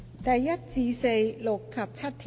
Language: Cantonese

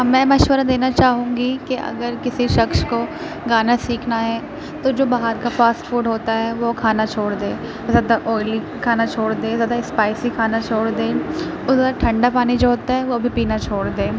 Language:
Urdu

